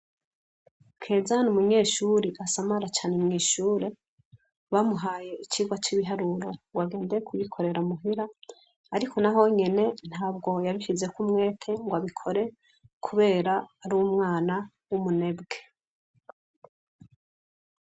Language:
Rundi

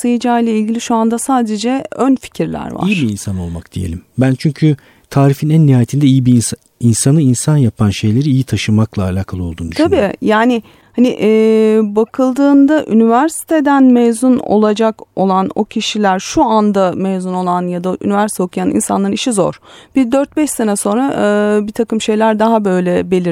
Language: Turkish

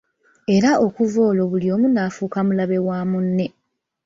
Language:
Ganda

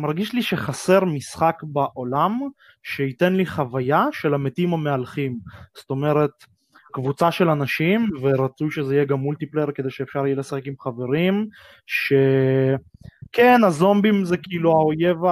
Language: Hebrew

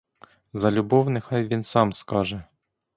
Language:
Ukrainian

